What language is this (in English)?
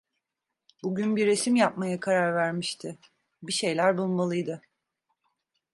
Turkish